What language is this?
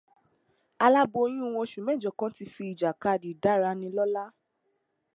Yoruba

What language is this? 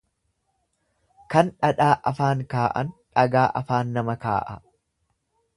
Oromo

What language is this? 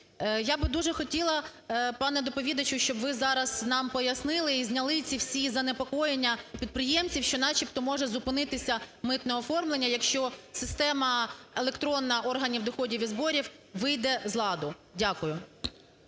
Ukrainian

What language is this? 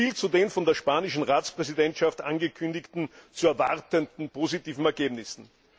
German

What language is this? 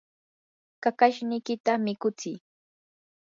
Yanahuanca Pasco Quechua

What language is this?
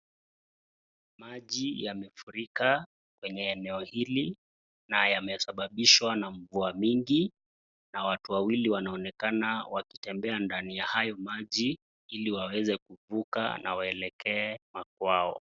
Swahili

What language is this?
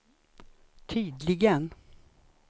Swedish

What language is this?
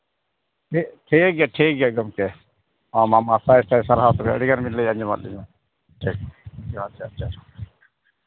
Santali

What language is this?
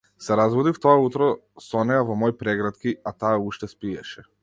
Macedonian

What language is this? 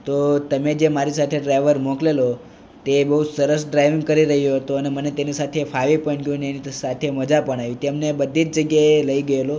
Gujarati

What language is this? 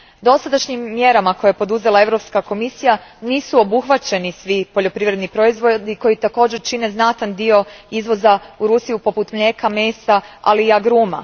Croatian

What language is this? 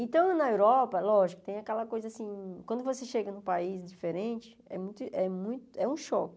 Portuguese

